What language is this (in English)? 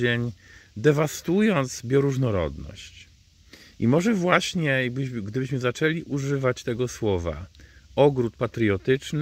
Polish